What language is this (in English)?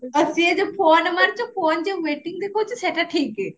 Odia